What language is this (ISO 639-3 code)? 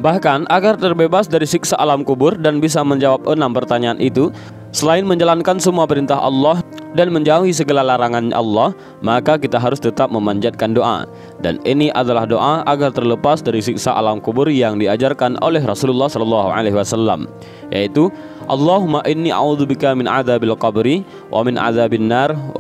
ind